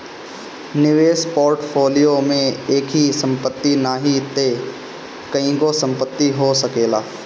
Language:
Bhojpuri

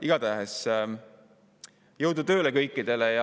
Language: Estonian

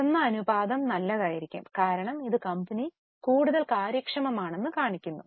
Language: Malayalam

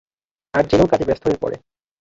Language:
Bangla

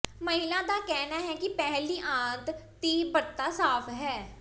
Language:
Punjabi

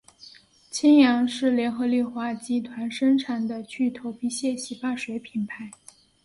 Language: Chinese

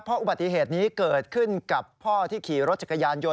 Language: Thai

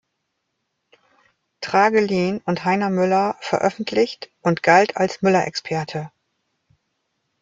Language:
German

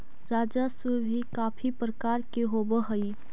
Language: Magahi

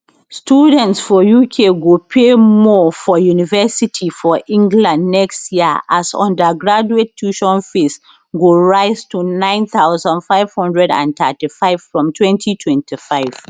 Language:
Nigerian Pidgin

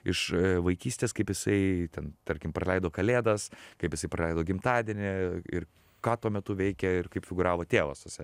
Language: Lithuanian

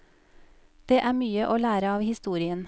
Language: Norwegian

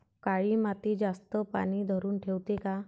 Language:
Marathi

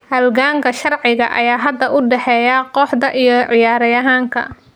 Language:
Somali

